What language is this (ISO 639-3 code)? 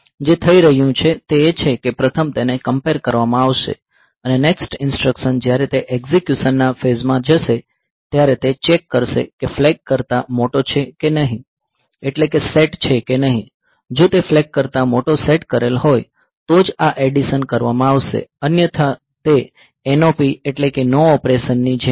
guj